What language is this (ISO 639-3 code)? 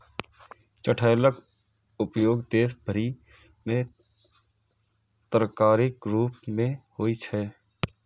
mai